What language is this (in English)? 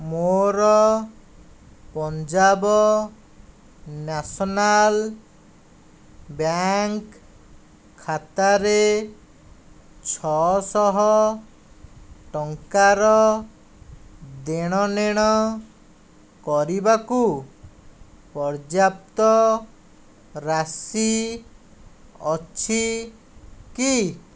Odia